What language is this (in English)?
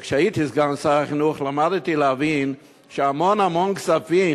Hebrew